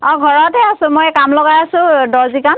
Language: Assamese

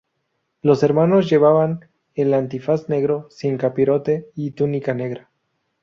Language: Spanish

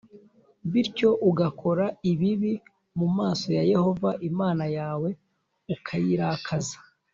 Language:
Kinyarwanda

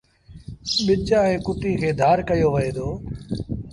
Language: Sindhi Bhil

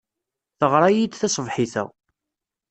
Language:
Kabyle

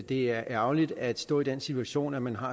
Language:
Danish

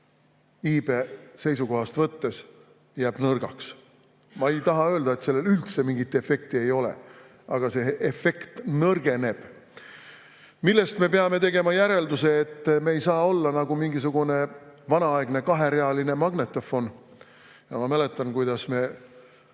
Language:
Estonian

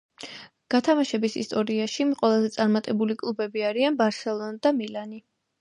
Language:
Georgian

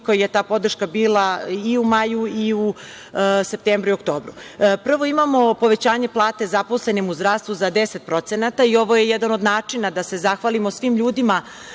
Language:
Serbian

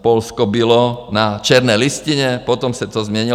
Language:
Czech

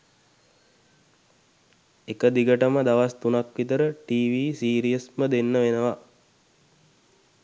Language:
Sinhala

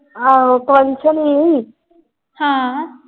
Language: Punjabi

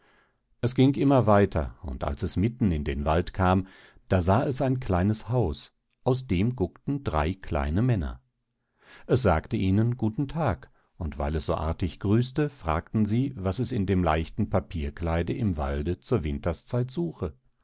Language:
German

